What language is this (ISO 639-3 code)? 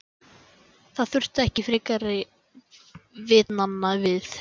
isl